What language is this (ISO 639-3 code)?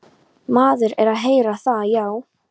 isl